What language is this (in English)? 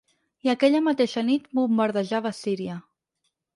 Catalan